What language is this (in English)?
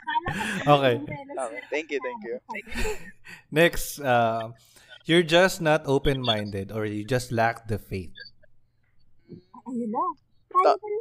Filipino